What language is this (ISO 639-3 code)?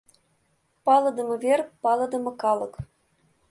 chm